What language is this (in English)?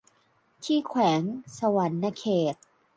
Thai